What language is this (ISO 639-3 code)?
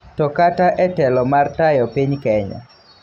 luo